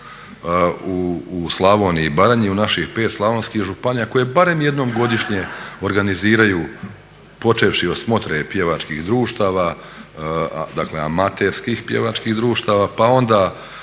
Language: Croatian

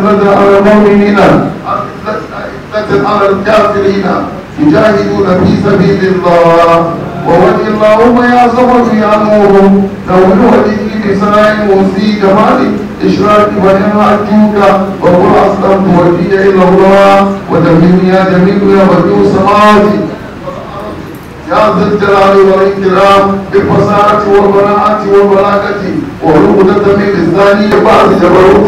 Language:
Arabic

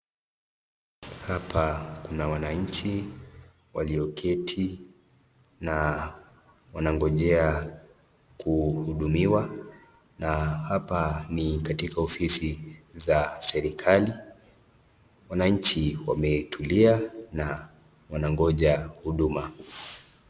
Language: Swahili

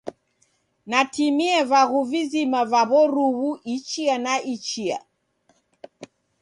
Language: Taita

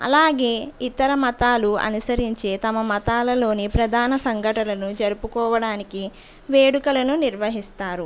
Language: Telugu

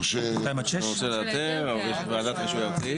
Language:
Hebrew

